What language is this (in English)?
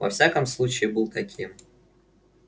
Russian